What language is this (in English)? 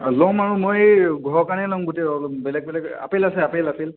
Assamese